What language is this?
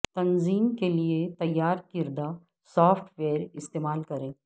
Urdu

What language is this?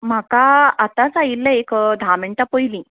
Konkani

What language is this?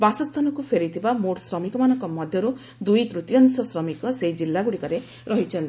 Odia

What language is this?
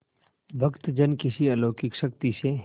Hindi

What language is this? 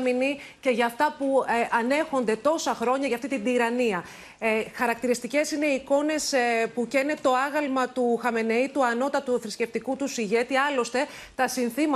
Greek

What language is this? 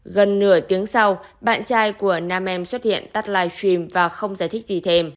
Vietnamese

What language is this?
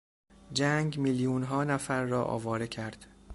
Persian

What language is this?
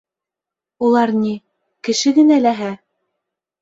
Bashkir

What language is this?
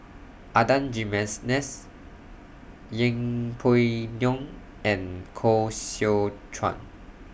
English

